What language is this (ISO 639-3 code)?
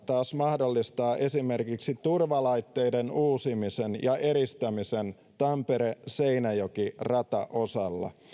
fin